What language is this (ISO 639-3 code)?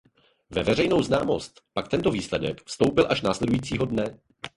ces